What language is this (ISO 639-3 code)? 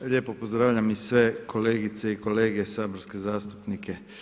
hrv